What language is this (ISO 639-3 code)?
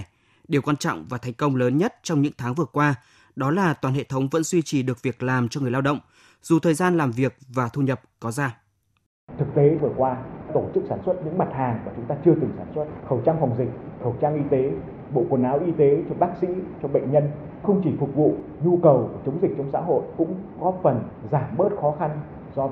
vie